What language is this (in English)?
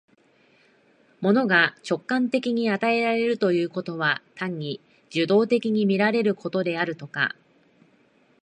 Japanese